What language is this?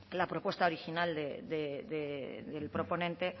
Spanish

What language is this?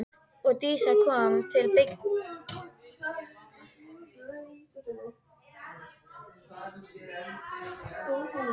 Icelandic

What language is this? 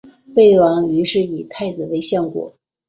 Chinese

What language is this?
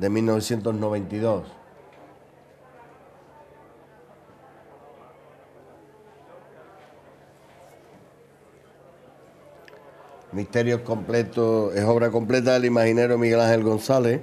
Spanish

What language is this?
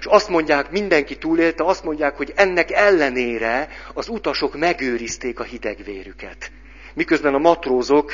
Hungarian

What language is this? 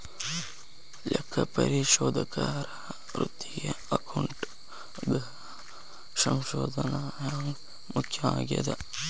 Kannada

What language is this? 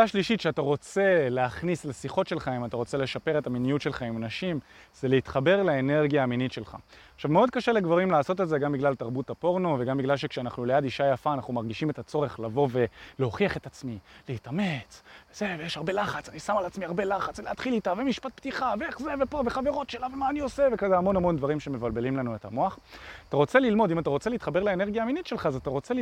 Hebrew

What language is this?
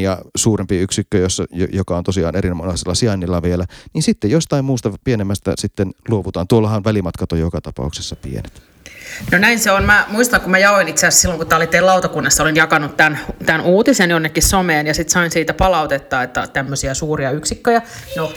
Finnish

